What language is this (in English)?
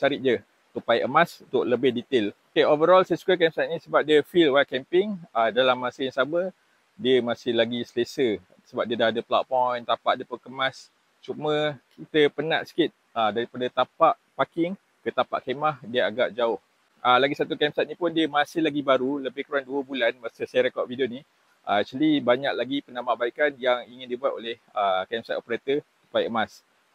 Malay